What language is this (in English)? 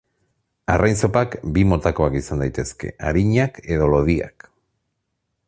Basque